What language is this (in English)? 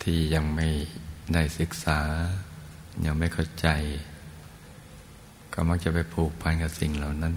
Thai